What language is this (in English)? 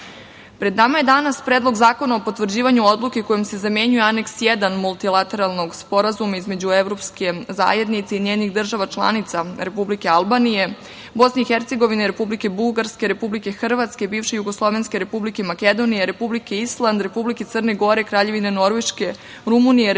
Serbian